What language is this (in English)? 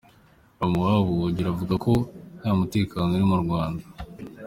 Kinyarwanda